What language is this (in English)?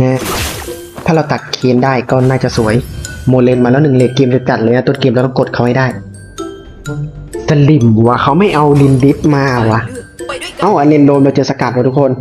Thai